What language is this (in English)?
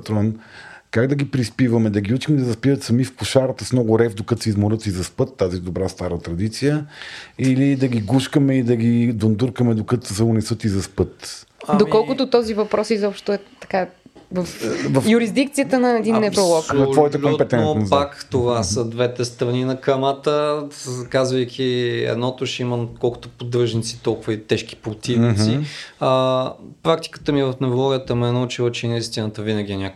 Bulgarian